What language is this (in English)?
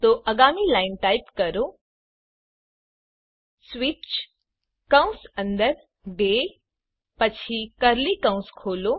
Gujarati